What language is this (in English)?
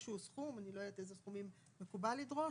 Hebrew